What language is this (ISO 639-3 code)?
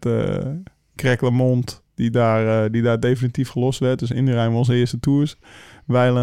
nld